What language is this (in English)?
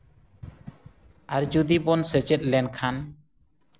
Santali